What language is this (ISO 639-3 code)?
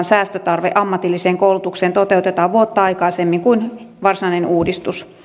fin